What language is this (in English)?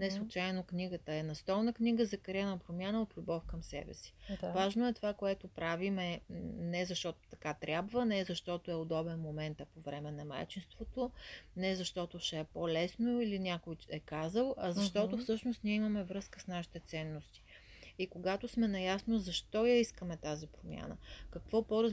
Bulgarian